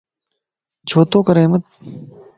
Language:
Lasi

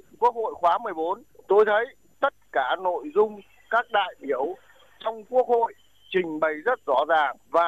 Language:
Vietnamese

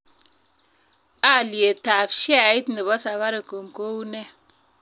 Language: Kalenjin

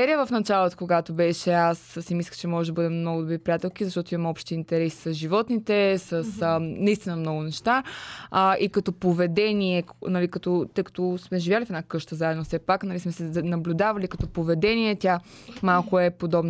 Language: Bulgarian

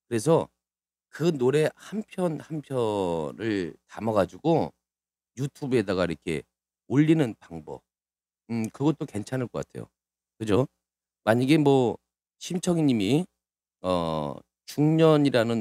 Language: Korean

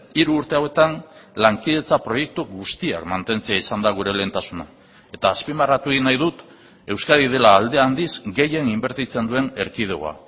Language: Basque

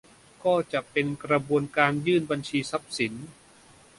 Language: Thai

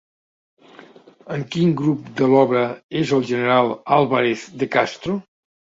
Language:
Catalan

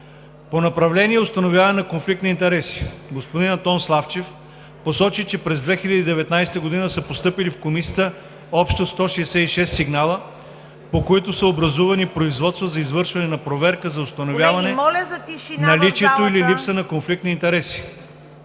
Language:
Bulgarian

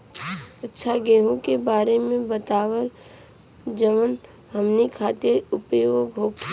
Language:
Bhojpuri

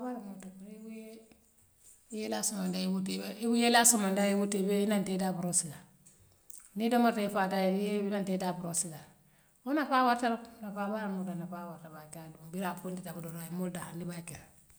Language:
Western Maninkakan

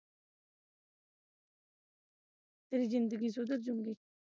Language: Punjabi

